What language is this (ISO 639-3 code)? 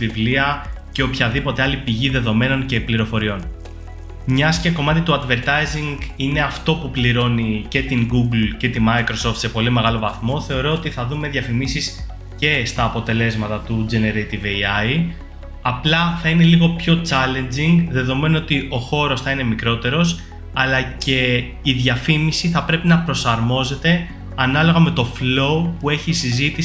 ell